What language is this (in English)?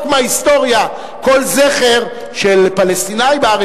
Hebrew